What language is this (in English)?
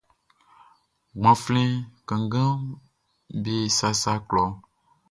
Baoulé